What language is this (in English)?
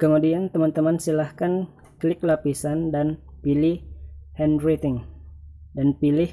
Indonesian